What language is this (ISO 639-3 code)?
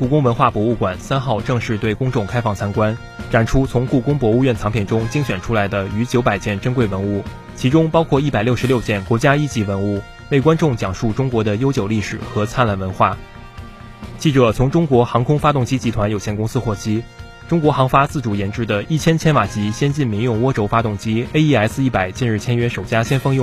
zho